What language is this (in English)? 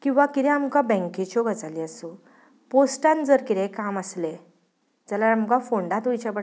Konkani